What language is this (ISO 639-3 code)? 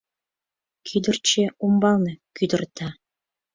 chm